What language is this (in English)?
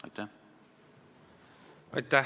Estonian